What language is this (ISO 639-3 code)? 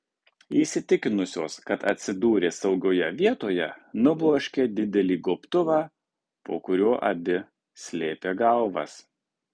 lit